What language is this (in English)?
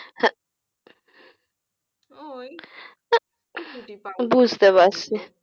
Bangla